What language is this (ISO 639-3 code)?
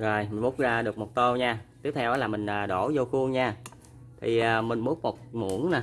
vie